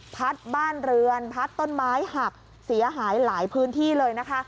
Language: Thai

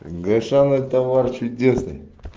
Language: Russian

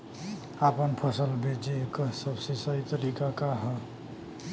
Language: Bhojpuri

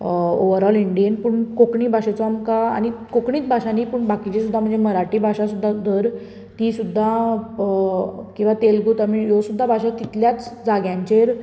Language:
Konkani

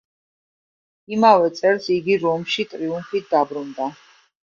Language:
Georgian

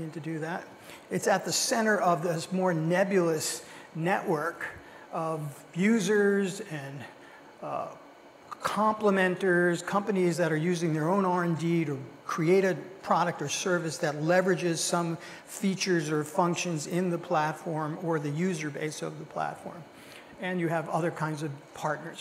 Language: English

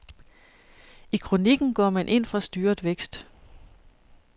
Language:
Danish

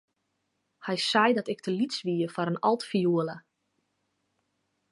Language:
Western Frisian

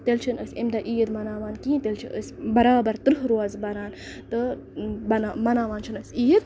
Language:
Kashmiri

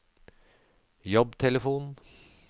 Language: Norwegian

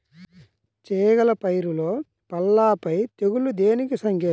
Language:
Telugu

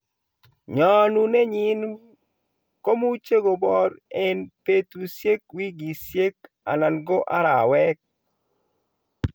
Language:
Kalenjin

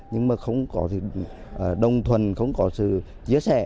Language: Vietnamese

